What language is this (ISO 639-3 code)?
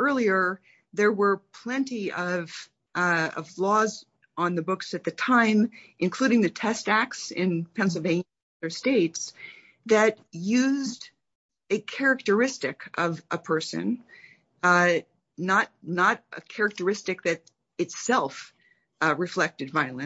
eng